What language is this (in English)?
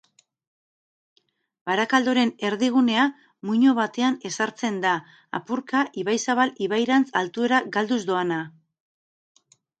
Basque